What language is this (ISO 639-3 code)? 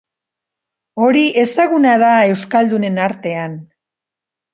eus